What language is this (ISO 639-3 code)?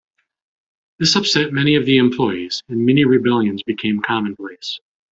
eng